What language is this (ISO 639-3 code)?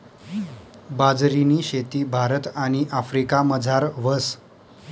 mar